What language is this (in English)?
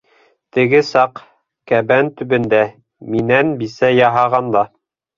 Bashkir